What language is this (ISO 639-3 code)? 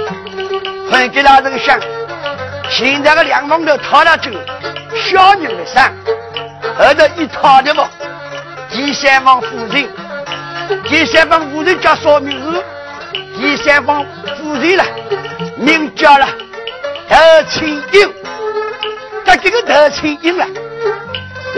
zho